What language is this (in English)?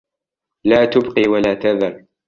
Arabic